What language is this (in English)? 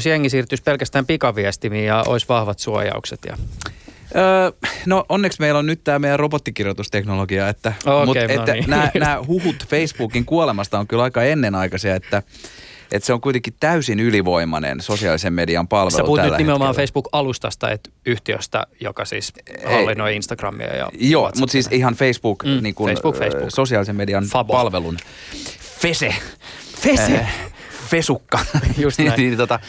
Finnish